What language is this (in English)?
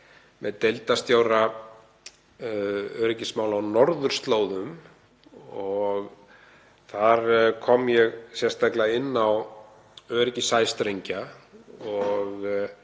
Icelandic